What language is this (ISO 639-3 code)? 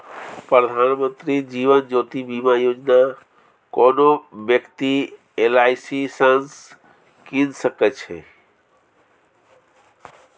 mai